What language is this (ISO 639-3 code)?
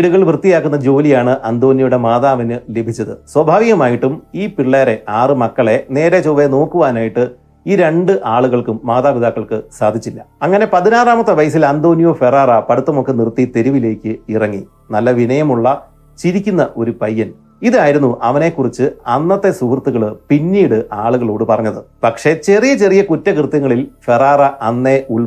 mal